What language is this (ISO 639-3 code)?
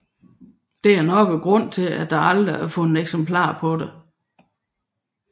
dan